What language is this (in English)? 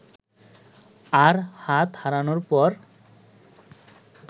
Bangla